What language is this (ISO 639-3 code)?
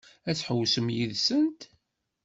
kab